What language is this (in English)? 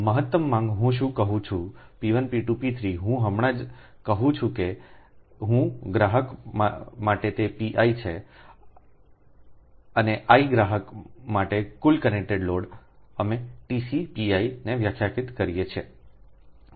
Gujarati